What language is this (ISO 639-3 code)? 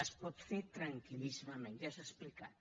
cat